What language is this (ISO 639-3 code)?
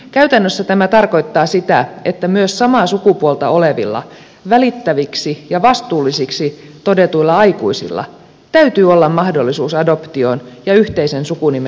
fin